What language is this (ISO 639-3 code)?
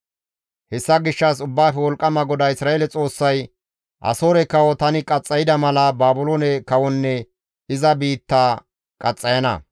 gmv